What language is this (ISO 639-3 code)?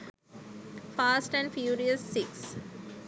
sin